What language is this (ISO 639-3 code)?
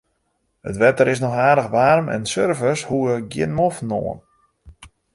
fry